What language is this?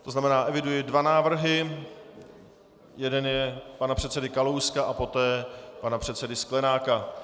Czech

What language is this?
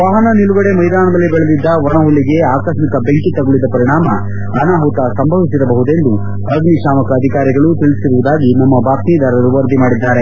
Kannada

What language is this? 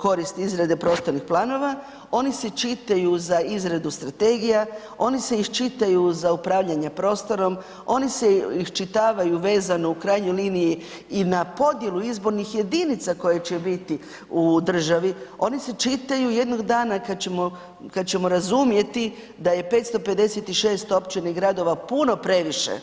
Croatian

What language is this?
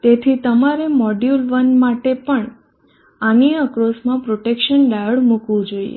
Gujarati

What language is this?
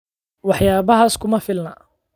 Somali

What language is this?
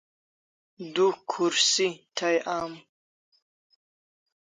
Kalasha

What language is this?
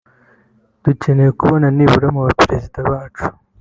Kinyarwanda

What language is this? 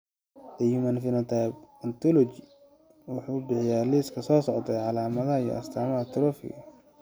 Somali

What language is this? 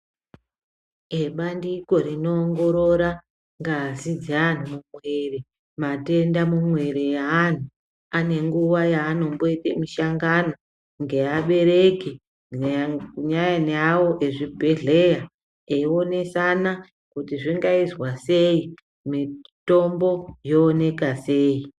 Ndau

